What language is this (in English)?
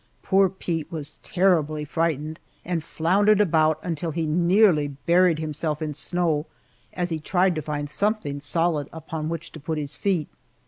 English